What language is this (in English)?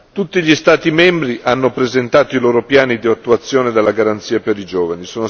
Italian